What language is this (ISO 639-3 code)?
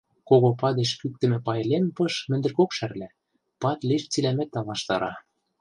mrj